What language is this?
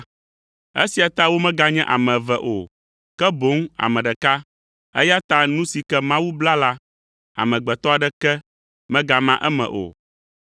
Ewe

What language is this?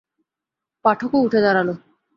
Bangla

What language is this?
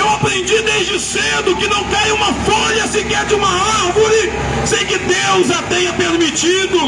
Portuguese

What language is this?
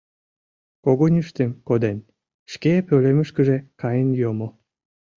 Mari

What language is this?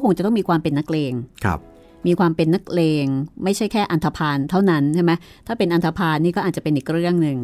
Thai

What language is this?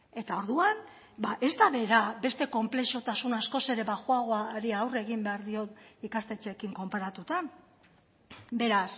Basque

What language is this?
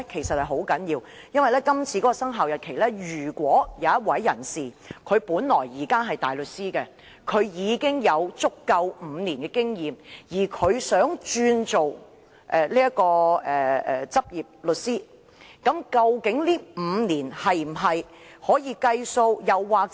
Cantonese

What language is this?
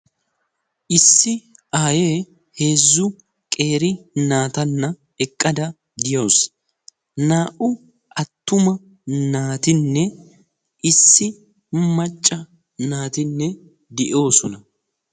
Wolaytta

